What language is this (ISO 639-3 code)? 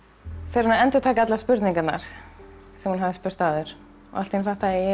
isl